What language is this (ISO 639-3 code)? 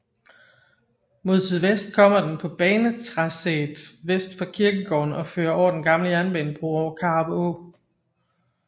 dan